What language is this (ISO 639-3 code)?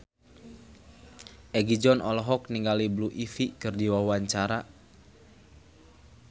sun